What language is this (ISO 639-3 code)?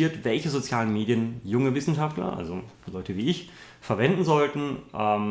deu